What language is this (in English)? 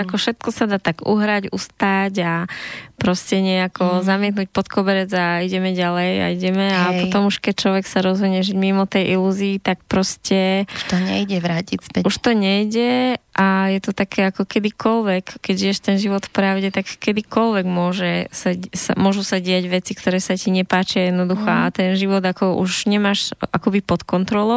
Slovak